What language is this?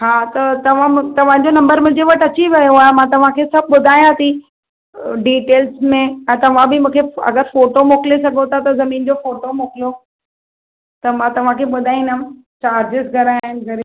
Sindhi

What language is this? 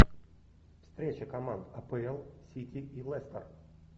Russian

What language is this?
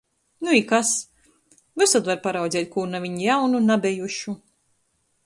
Latgalian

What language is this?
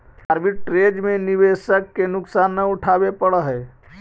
Magahi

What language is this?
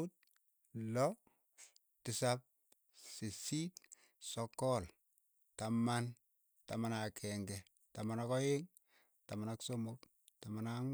Keiyo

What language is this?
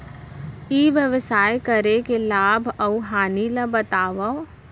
Chhattisgarhi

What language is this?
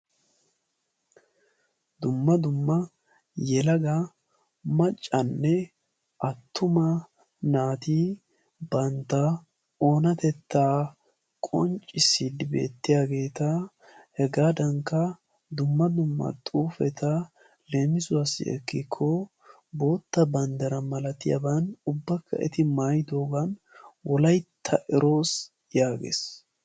Wolaytta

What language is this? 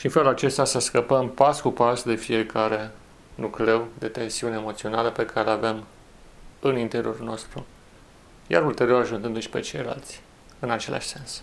Romanian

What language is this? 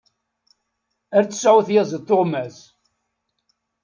Kabyle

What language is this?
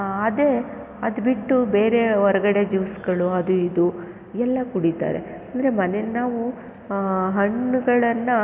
Kannada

